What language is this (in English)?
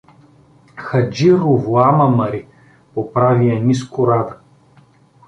Bulgarian